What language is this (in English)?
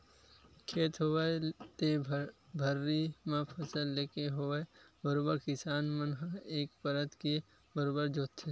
Chhattisgarhi